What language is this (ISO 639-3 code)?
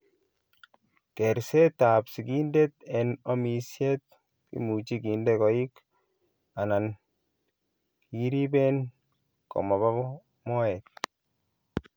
kln